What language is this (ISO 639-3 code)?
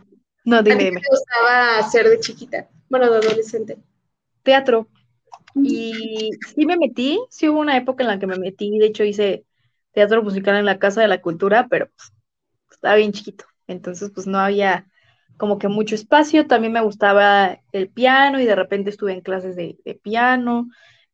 spa